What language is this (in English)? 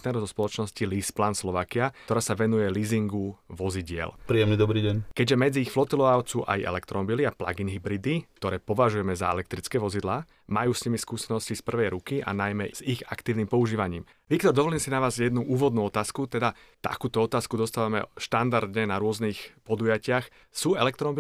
Slovak